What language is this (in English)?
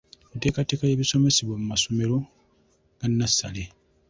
Ganda